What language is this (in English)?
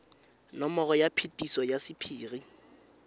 Tswana